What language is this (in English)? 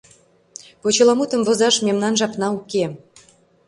Mari